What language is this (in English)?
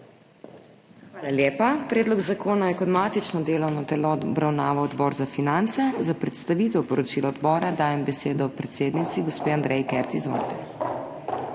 Slovenian